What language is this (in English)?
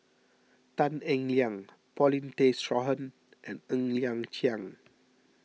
English